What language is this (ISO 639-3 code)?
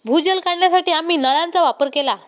mar